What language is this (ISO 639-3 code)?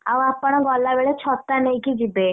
ori